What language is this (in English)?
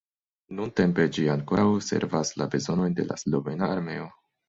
Esperanto